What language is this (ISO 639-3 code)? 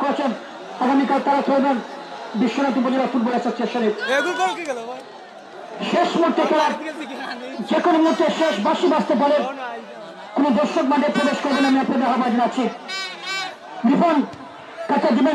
ben